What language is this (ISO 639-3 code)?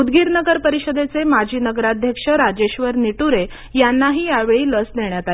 mar